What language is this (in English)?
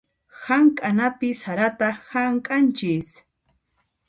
Puno Quechua